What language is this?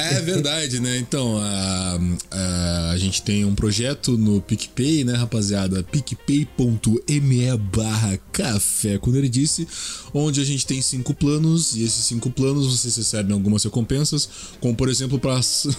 Portuguese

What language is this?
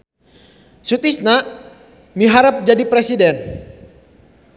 Sundanese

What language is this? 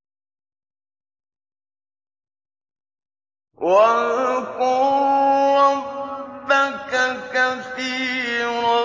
Arabic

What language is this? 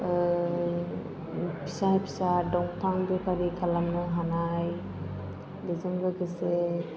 Bodo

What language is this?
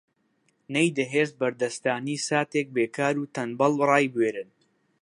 Central Kurdish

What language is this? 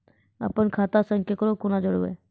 Maithili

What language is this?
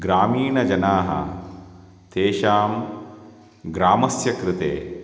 Sanskrit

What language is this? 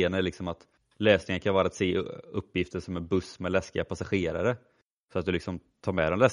Swedish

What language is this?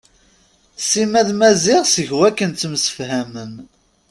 Kabyle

